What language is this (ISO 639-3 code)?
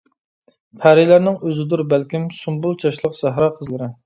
uig